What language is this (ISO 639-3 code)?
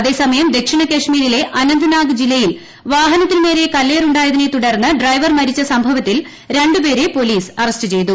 mal